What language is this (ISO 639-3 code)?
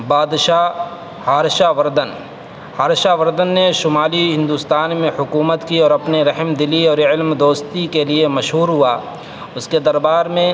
urd